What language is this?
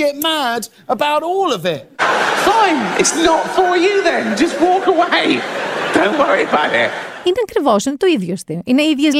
Greek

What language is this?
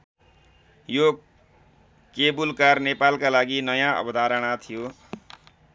Nepali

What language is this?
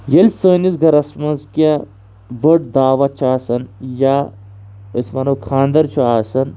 Kashmiri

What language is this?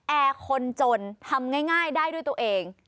Thai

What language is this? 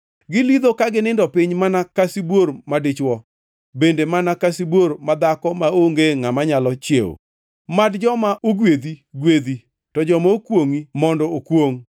Luo (Kenya and Tanzania)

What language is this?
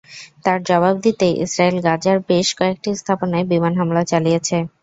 Bangla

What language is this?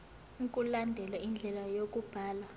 Zulu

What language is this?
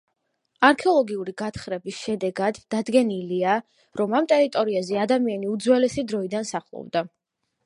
Georgian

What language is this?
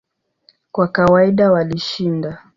Swahili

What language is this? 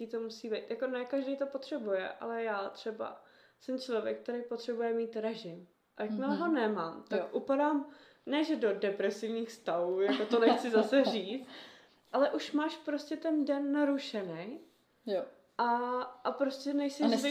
Czech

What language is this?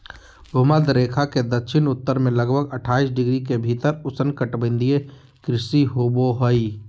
Magahi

